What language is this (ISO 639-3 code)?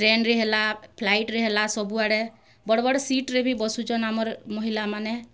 ori